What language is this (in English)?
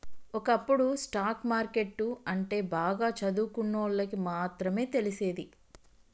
Telugu